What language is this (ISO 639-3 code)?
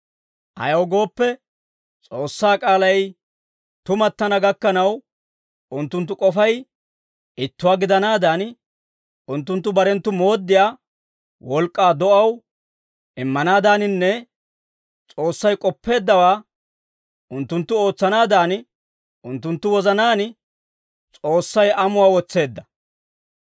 dwr